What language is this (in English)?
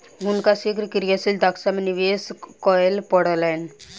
Maithili